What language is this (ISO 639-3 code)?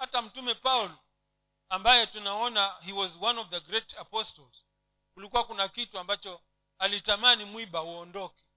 swa